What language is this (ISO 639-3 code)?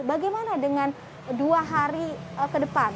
ind